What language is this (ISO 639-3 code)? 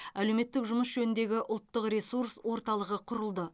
kaz